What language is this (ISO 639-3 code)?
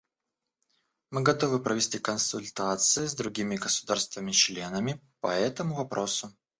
rus